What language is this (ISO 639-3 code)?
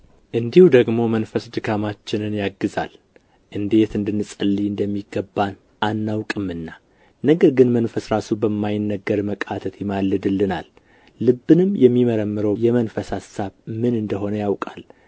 amh